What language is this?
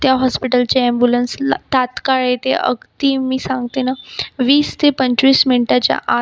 Marathi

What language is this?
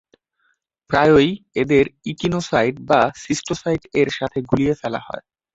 Bangla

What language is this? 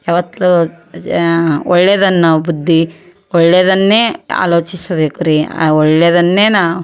Kannada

